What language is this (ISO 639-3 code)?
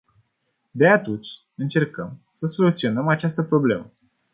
ron